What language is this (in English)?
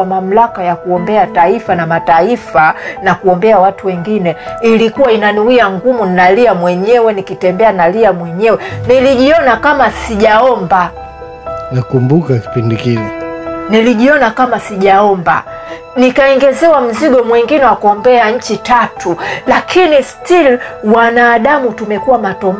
Swahili